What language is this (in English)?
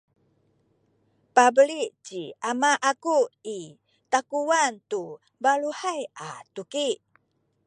Sakizaya